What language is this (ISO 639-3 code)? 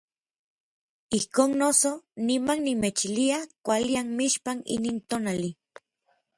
nlv